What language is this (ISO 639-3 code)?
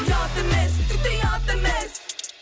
kaz